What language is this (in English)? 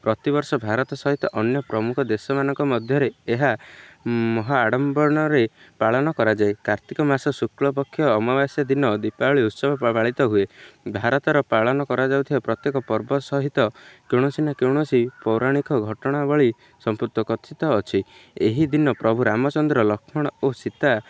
Odia